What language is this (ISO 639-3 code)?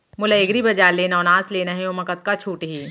hne